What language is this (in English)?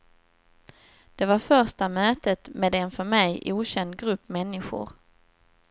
Swedish